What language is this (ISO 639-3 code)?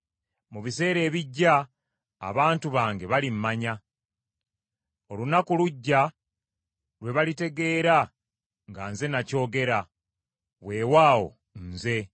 lug